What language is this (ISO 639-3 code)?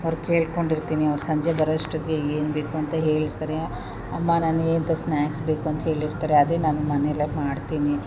kan